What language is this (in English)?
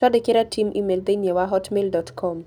Kikuyu